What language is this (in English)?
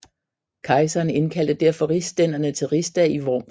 Danish